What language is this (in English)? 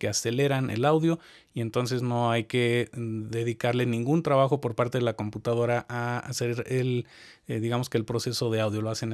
Spanish